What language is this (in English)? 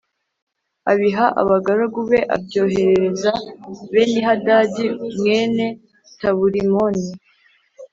Kinyarwanda